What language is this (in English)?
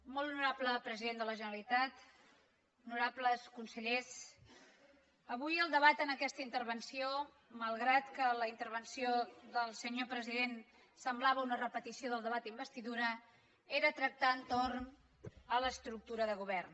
Catalan